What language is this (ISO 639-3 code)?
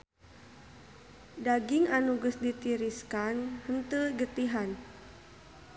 sun